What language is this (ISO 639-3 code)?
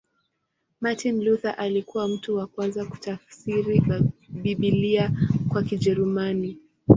swa